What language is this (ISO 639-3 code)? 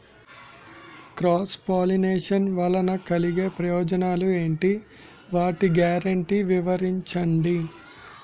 tel